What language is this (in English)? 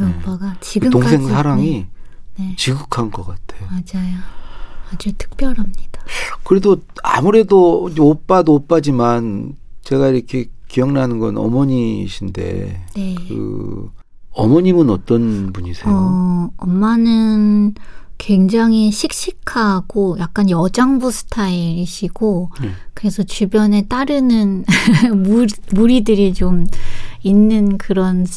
Korean